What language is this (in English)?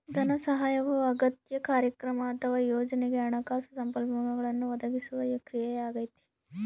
Kannada